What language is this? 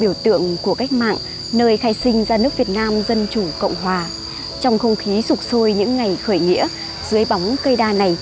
Vietnamese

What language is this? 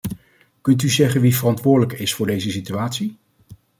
Dutch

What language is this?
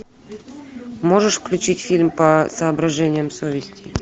Russian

